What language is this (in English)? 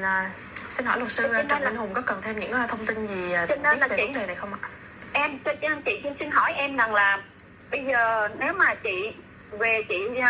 Vietnamese